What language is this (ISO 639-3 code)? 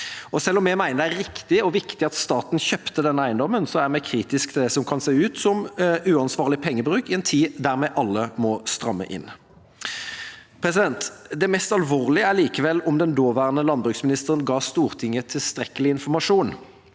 nor